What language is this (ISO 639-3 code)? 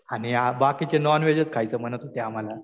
mar